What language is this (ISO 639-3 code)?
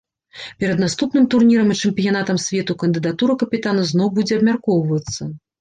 bel